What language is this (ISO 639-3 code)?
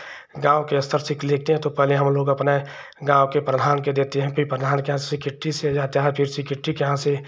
hin